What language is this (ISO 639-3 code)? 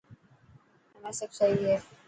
mki